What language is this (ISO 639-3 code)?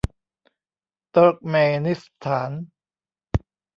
tha